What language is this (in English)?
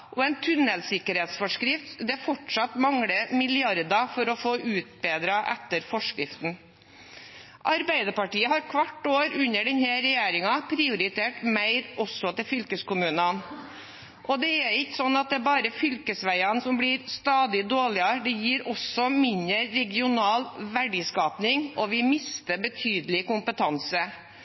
Norwegian Bokmål